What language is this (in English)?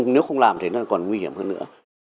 Vietnamese